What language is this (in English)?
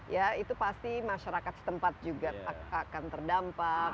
Indonesian